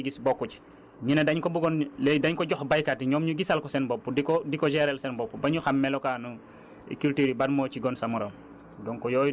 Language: Wolof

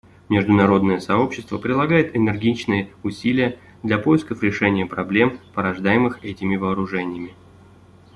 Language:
Russian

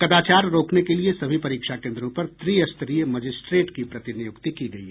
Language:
Hindi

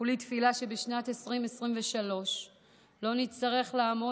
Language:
Hebrew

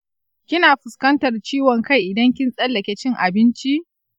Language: Hausa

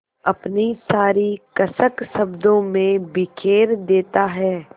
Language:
Hindi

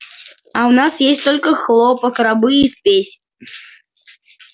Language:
Russian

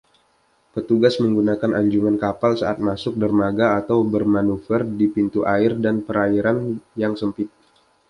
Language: Indonesian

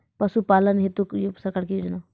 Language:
Maithili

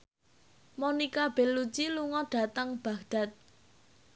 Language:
Javanese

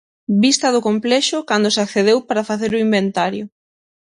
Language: Galician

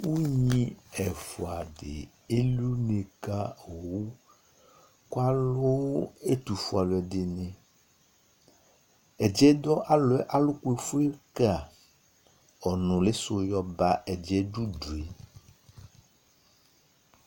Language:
Ikposo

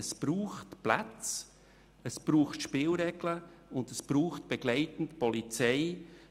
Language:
Swiss German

